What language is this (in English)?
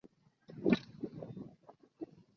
Chinese